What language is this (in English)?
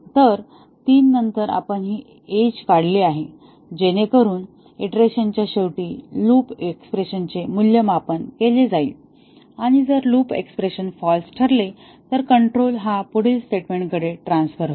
Marathi